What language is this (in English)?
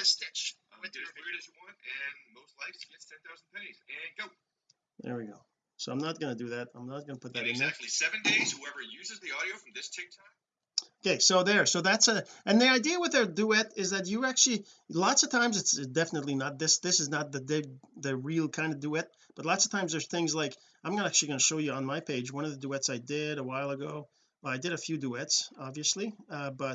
English